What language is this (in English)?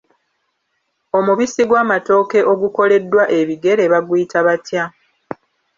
Ganda